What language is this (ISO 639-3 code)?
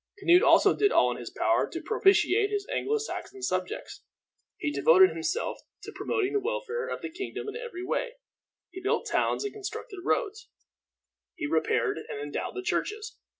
eng